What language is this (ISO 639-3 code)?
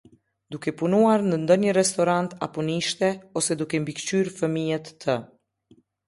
sqi